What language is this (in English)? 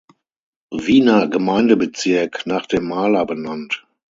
German